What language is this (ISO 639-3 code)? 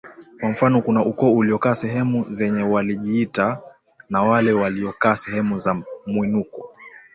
swa